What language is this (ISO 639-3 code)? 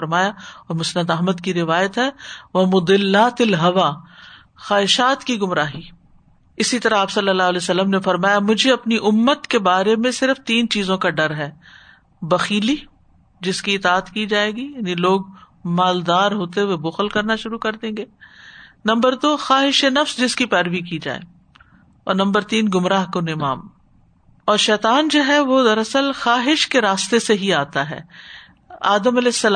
urd